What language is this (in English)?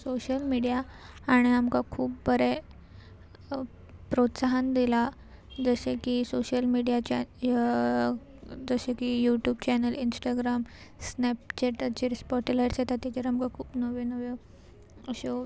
Konkani